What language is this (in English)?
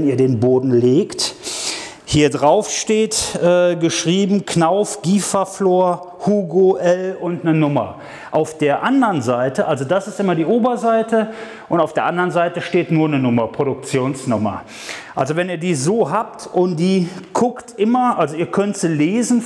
German